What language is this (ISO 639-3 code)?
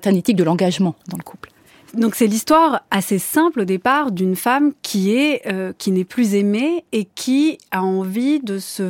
fra